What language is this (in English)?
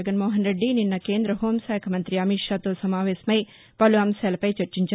Telugu